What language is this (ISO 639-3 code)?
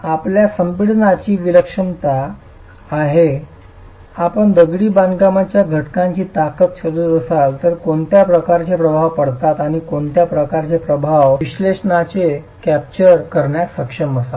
mar